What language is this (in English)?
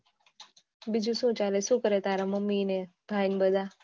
Gujarati